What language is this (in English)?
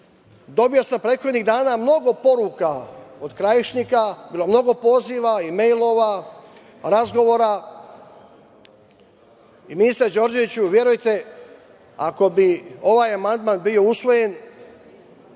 Serbian